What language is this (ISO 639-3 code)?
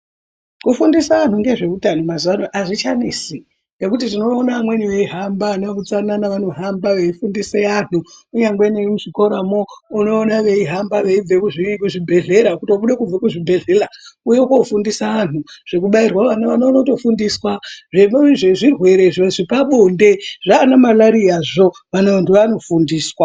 ndc